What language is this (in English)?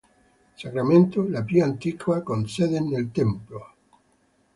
Italian